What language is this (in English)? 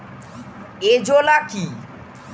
Bangla